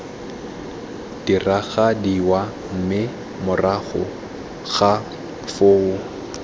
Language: Tswana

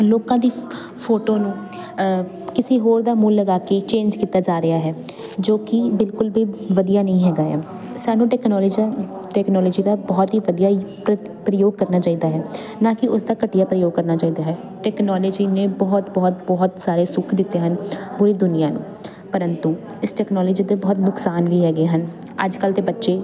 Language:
Punjabi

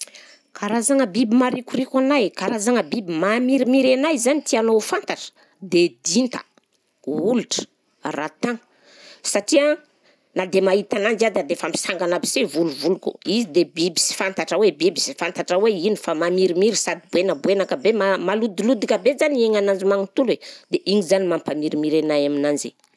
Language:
Southern Betsimisaraka Malagasy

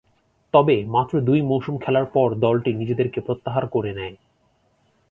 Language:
Bangla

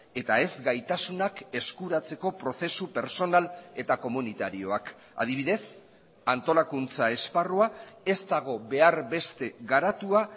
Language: Basque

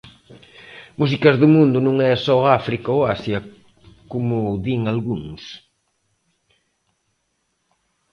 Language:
Galician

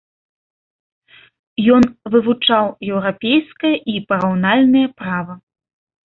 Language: Belarusian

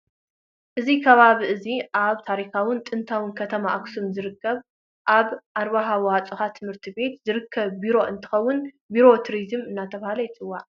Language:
Tigrinya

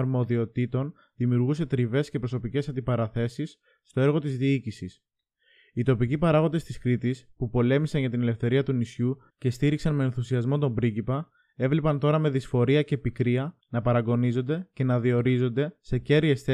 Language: Greek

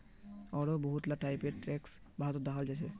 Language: Magahi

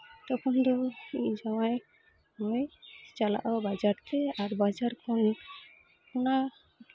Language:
Santali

